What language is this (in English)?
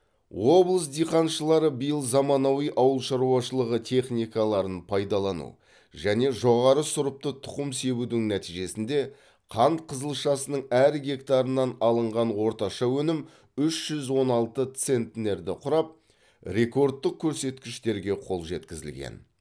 Kazakh